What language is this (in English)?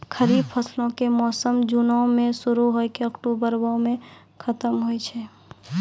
Maithili